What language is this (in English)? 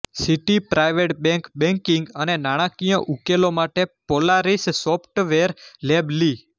Gujarati